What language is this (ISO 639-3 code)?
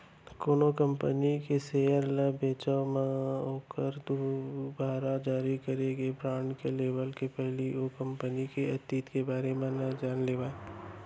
hne